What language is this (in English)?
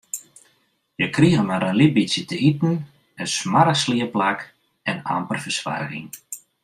Western Frisian